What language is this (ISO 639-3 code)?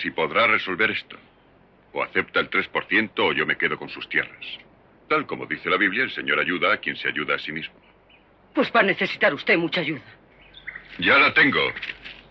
spa